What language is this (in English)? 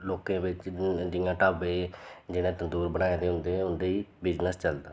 Dogri